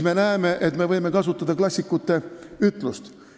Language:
Estonian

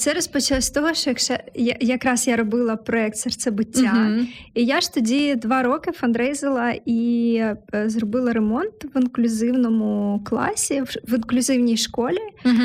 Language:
Ukrainian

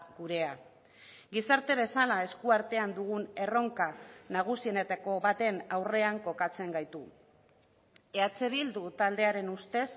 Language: Basque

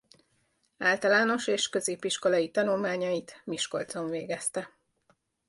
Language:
Hungarian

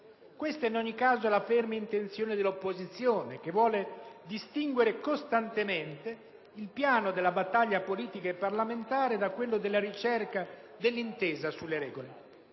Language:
Italian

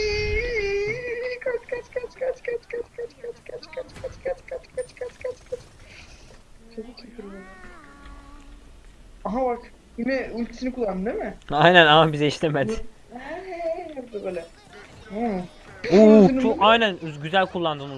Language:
Turkish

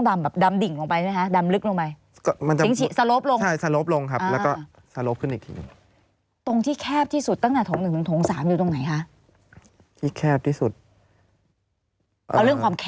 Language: Thai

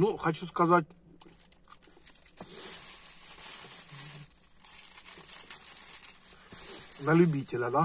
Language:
Russian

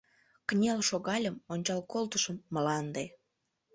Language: Mari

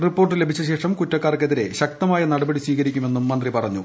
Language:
Malayalam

